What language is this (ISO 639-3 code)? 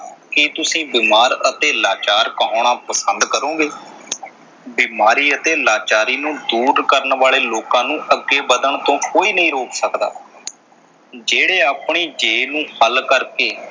pan